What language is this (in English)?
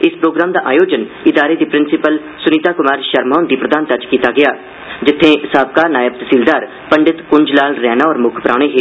Dogri